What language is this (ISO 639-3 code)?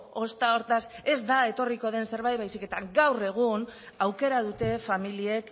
eus